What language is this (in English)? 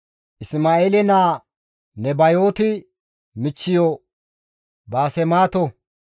Gamo